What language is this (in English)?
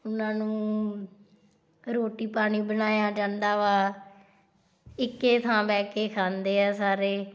Punjabi